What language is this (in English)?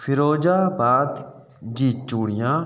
Sindhi